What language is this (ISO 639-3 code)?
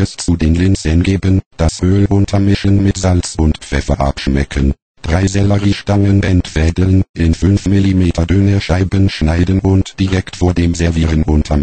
deu